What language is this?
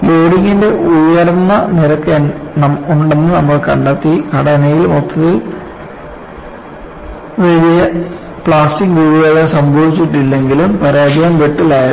Malayalam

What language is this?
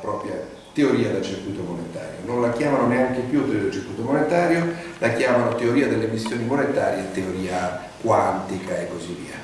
Italian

